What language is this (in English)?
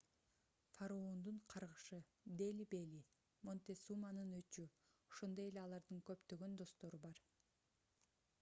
Kyrgyz